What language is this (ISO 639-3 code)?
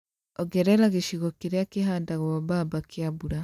kik